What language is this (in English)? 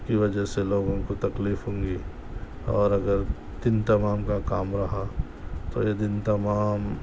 Urdu